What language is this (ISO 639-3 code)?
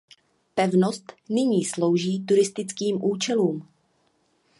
ces